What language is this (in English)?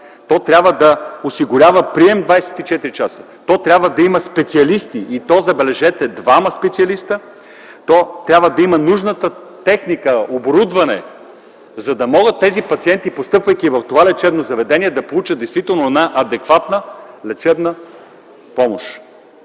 Bulgarian